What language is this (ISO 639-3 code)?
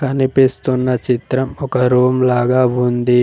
tel